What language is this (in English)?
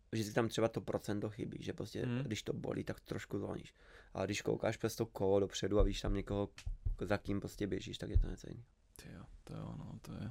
Czech